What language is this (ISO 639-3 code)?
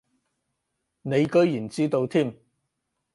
yue